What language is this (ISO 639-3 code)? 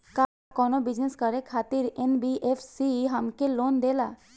bho